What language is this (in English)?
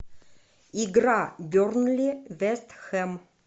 Russian